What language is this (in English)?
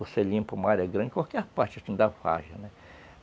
Portuguese